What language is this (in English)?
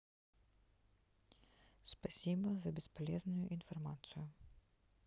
Russian